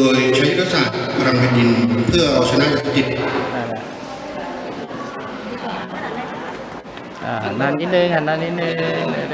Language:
Thai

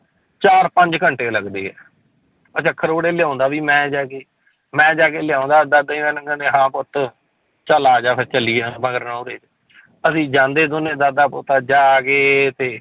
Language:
Punjabi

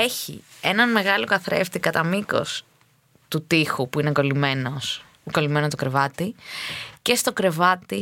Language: Greek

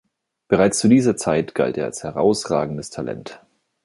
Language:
German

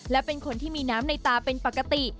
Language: Thai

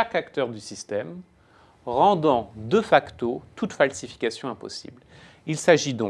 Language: French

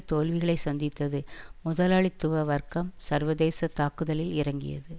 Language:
Tamil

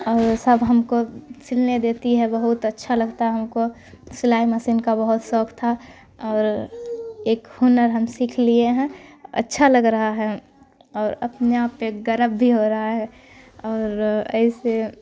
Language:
Urdu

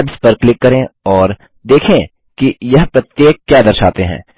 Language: Hindi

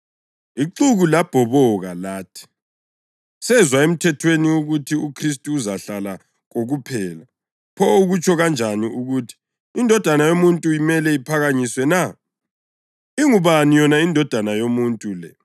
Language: North Ndebele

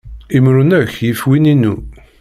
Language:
Kabyle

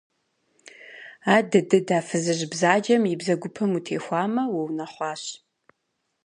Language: Kabardian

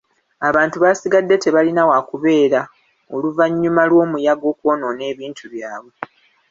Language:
Ganda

